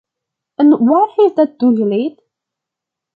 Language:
Dutch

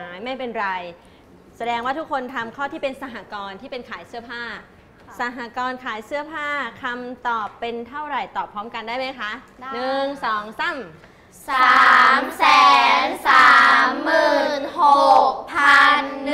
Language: Thai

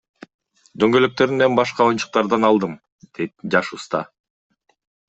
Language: Kyrgyz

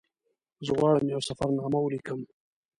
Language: Pashto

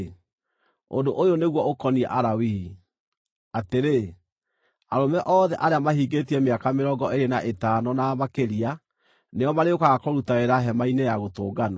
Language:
Kikuyu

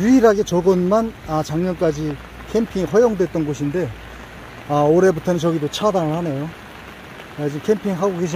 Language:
Korean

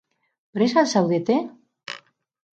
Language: Basque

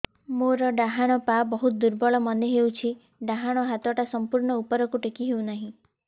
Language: Odia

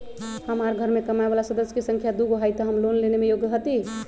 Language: Magahi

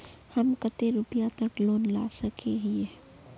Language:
Magahi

